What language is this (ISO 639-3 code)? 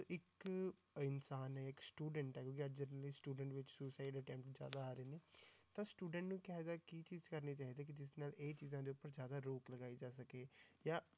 pan